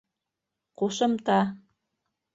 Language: Bashkir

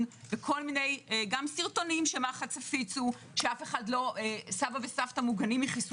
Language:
Hebrew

